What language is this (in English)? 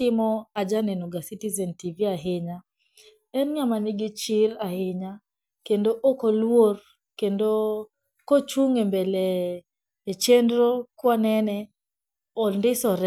Luo (Kenya and Tanzania)